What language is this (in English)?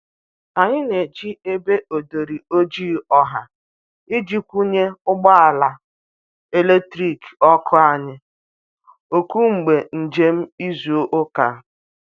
Igbo